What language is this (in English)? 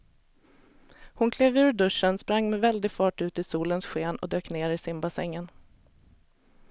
Swedish